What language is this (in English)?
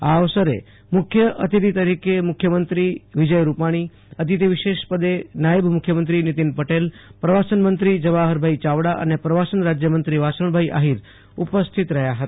Gujarati